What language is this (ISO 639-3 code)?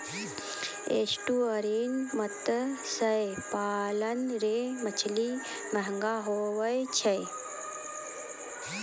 mai